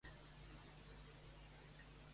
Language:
Catalan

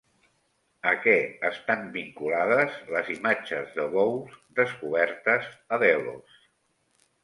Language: Catalan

